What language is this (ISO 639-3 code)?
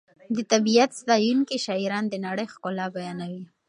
pus